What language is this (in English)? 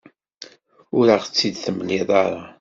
Kabyle